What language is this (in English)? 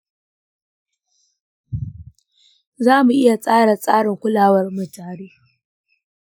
Hausa